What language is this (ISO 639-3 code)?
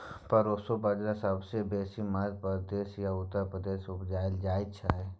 mai